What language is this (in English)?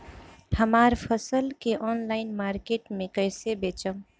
Bhojpuri